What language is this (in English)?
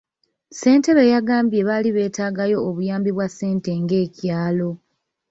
Ganda